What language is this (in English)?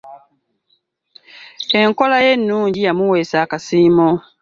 Ganda